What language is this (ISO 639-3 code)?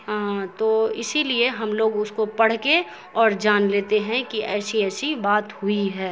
urd